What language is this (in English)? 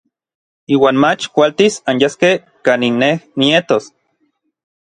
Orizaba Nahuatl